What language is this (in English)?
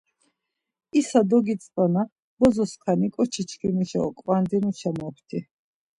Laz